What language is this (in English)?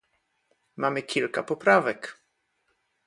Polish